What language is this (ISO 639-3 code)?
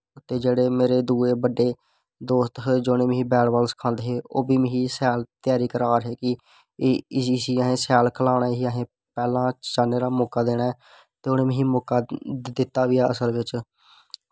doi